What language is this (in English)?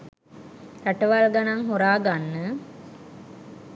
Sinhala